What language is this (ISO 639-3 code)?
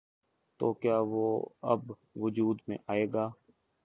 urd